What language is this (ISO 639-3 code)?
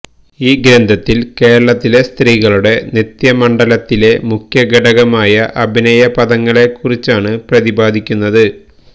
mal